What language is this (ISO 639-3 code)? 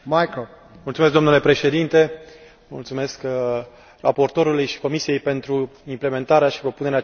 ron